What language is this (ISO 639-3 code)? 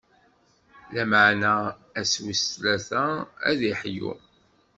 kab